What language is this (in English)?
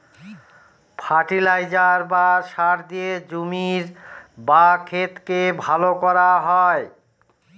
Bangla